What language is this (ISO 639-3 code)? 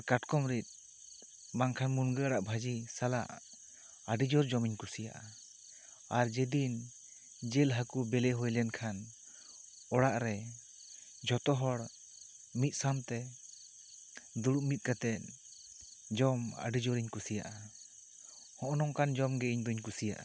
sat